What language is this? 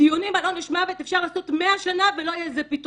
Hebrew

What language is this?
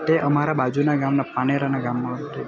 Gujarati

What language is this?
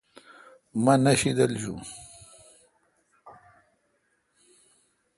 Kalkoti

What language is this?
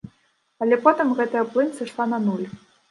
Belarusian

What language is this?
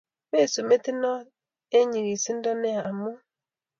Kalenjin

